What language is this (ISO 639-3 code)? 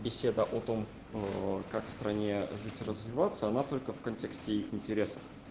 rus